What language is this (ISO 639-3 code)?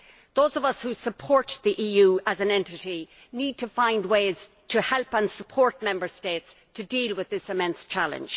eng